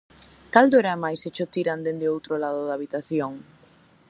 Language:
Galician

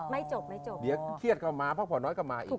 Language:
Thai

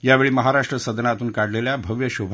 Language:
Marathi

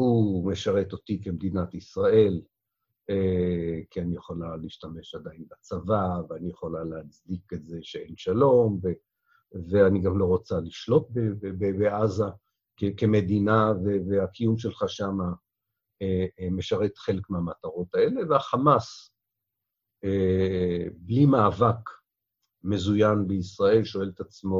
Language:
Hebrew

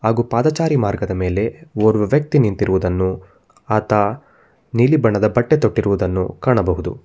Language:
Kannada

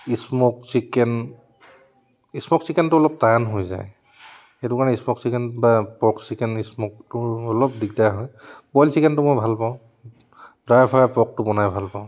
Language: Assamese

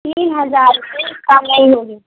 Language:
Urdu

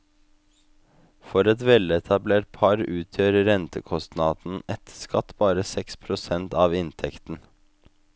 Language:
Norwegian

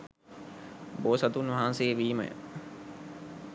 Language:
Sinhala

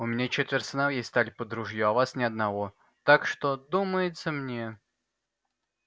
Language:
Russian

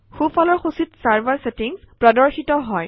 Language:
Assamese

